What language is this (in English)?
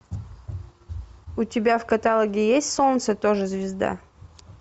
Russian